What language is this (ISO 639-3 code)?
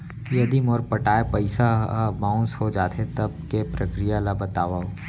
hne